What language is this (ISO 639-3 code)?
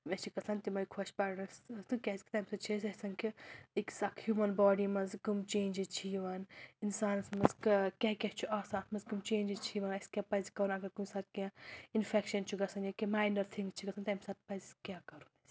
kas